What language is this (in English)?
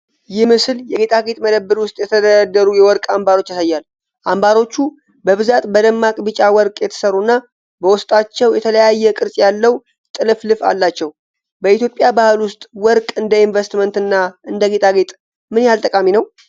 Amharic